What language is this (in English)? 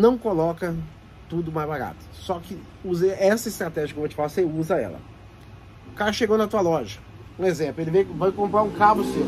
Portuguese